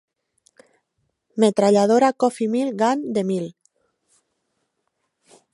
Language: Catalan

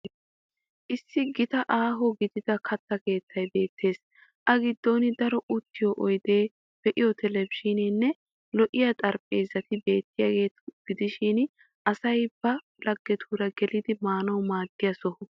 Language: Wolaytta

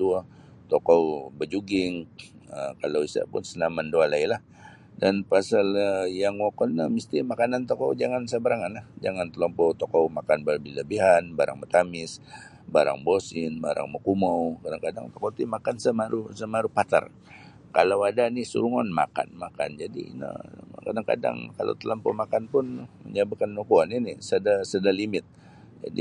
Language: Sabah Bisaya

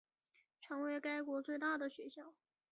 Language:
Chinese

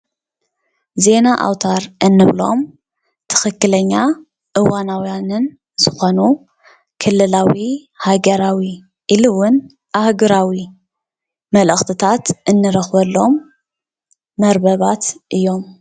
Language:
Tigrinya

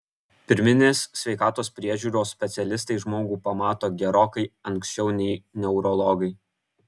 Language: Lithuanian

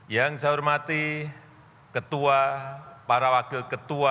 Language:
Indonesian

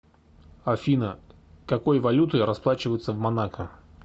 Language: Russian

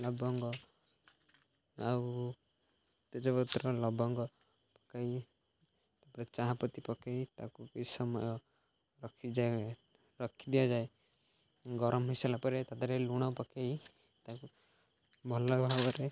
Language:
Odia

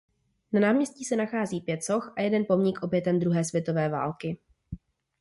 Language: Czech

